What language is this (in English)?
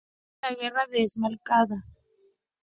Spanish